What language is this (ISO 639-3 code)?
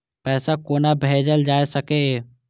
mai